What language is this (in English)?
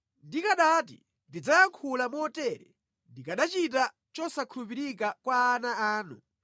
Nyanja